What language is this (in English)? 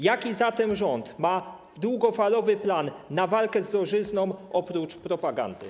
Polish